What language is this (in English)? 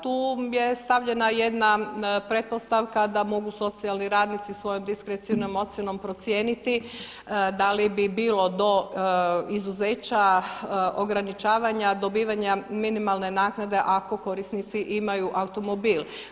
Croatian